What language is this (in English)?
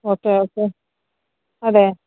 Malayalam